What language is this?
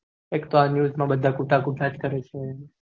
Gujarati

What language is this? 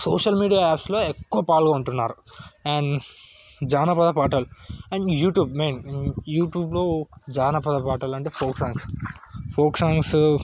Telugu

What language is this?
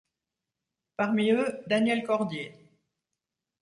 French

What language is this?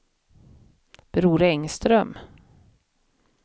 Swedish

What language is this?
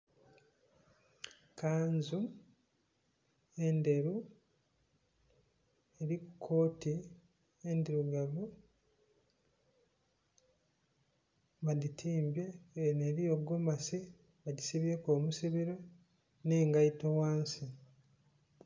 Soga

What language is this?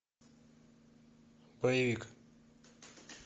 Russian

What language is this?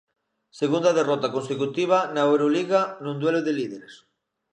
Galician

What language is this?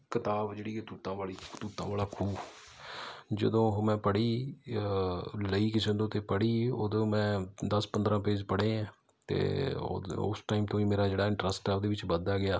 Punjabi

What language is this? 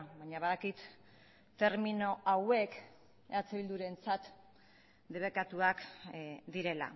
Basque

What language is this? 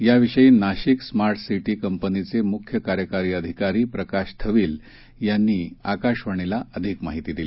Marathi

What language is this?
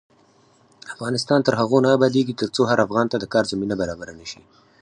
Pashto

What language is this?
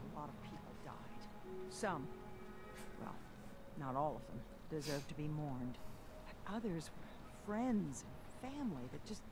Romanian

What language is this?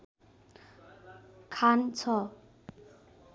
Nepali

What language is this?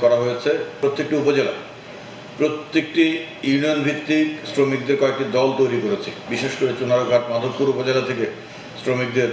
Hindi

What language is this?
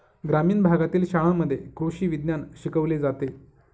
Marathi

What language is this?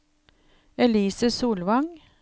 Norwegian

